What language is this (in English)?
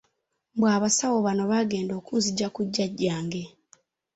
Ganda